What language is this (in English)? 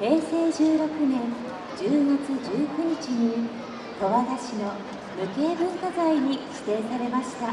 Japanese